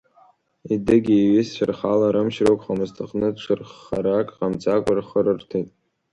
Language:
Abkhazian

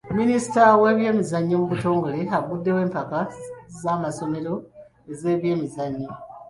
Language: Ganda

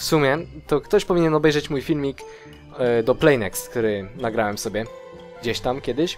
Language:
Polish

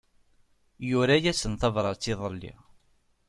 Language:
Kabyle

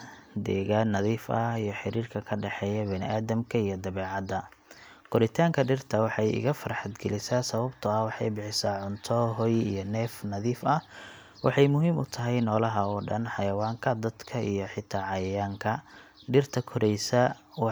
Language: Somali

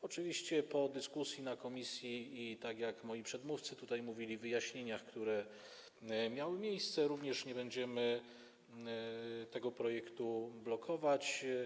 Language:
Polish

